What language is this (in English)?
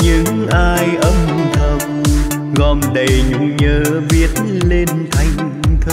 Vietnamese